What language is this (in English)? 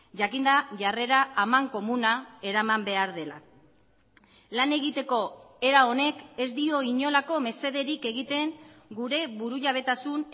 Basque